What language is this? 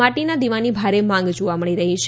Gujarati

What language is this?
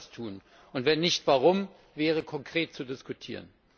German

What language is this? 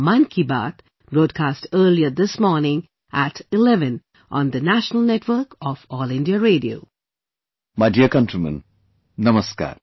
English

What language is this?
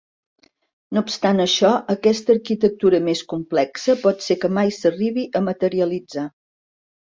Catalan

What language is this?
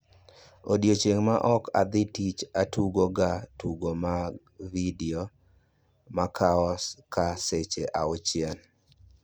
Luo (Kenya and Tanzania)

